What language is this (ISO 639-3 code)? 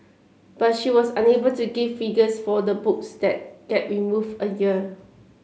eng